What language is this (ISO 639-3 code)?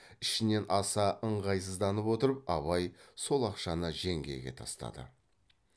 kaz